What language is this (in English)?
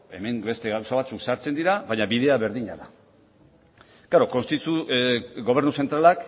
Basque